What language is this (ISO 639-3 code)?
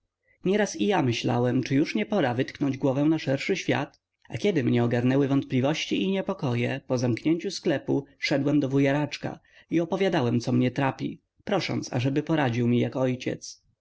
pol